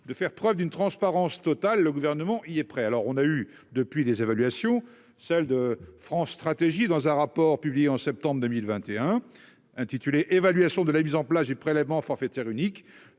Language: French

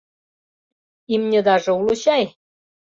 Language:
Mari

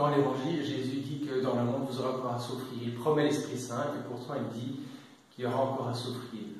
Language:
French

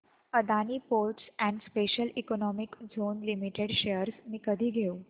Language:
Marathi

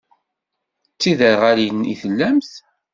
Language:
Kabyle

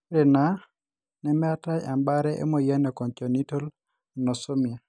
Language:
Masai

